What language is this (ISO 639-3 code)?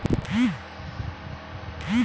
mag